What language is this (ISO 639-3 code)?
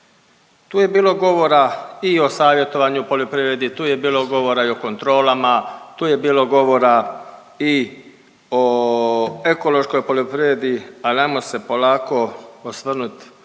hrv